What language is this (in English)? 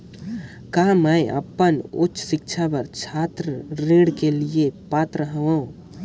Chhattisgarhi